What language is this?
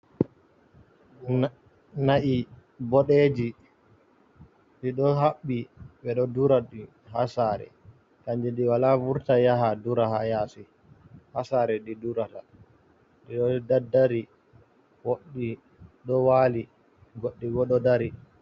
Fula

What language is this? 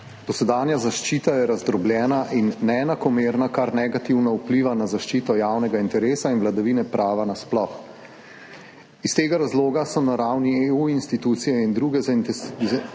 Slovenian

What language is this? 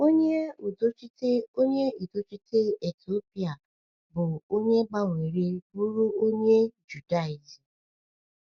Igbo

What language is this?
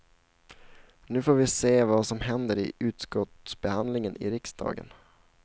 Swedish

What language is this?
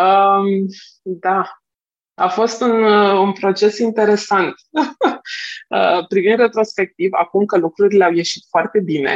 Romanian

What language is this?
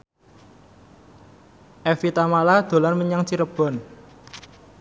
Javanese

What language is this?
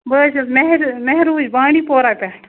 Kashmiri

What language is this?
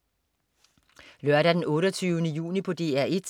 Danish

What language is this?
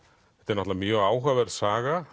Icelandic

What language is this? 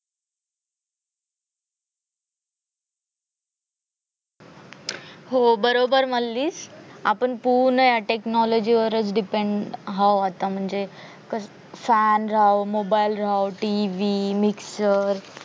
Marathi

